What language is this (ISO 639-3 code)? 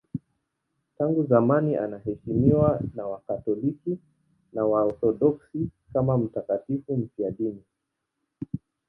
swa